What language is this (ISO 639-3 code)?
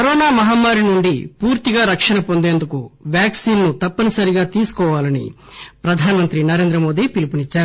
tel